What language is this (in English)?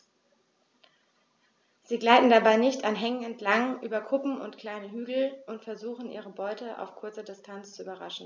German